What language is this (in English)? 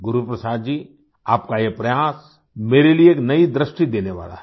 Hindi